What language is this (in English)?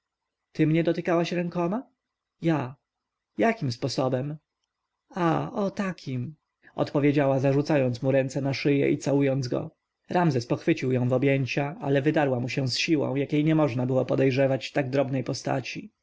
Polish